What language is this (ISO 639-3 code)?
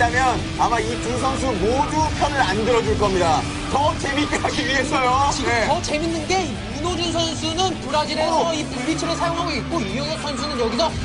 kor